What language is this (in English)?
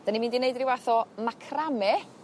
Welsh